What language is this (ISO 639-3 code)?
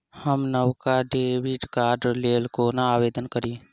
mai